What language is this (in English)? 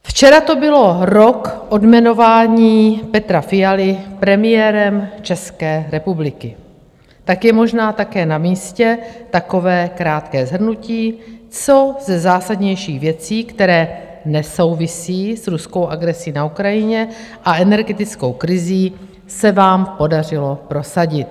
Czech